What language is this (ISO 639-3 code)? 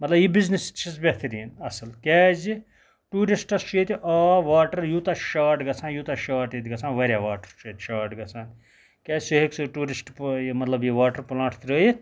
kas